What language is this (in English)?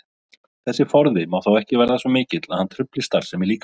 Icelandic